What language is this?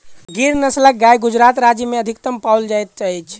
Maithili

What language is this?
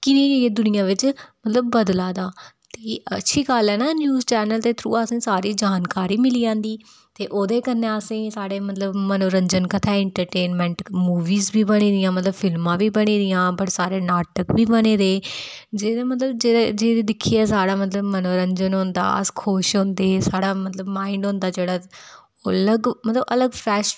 Dogri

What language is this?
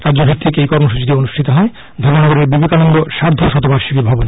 Bangla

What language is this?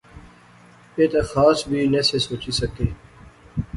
Pahari-Potwari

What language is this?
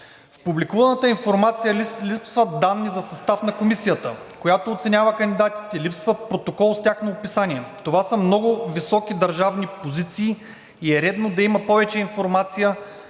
Bulgarian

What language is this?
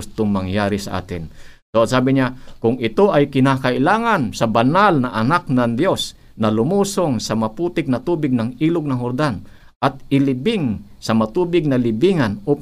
Filipino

